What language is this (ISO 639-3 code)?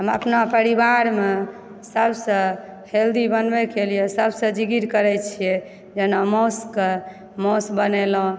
mai